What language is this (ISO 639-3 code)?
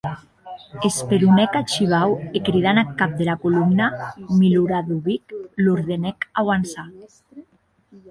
oci